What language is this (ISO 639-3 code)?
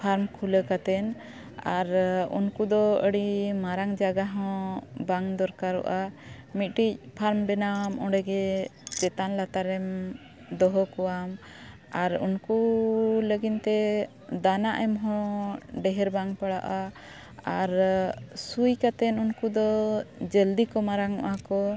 sat